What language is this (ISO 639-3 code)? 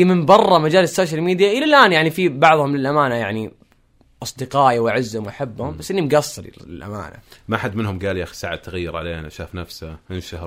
ara